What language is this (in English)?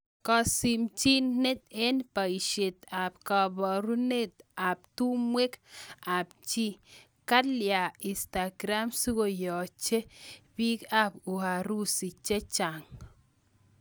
Kalenjin